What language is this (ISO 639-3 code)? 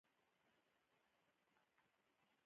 pus